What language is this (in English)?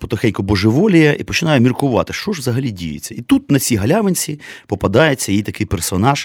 Ukrainian